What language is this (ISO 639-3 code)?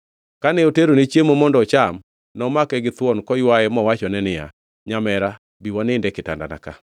luo